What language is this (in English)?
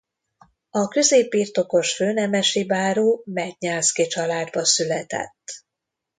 Hungarian